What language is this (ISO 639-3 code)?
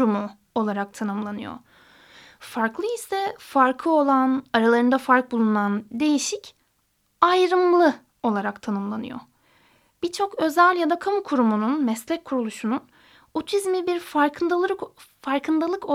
tur